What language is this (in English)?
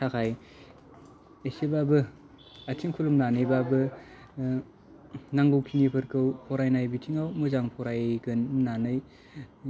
Bodo